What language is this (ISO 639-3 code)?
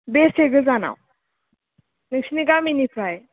brx